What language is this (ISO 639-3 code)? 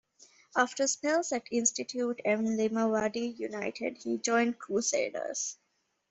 eng